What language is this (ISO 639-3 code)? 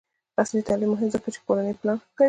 pus